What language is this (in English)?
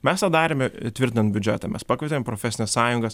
Lithuanian